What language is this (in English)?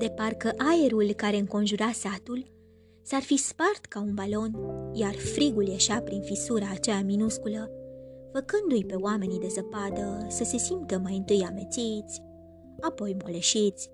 Romanian